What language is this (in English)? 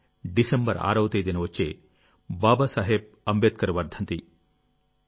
Telugu